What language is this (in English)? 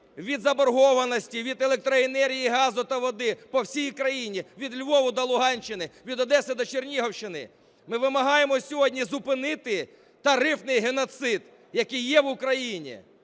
Ukrainian